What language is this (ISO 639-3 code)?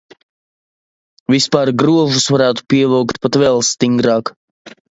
lav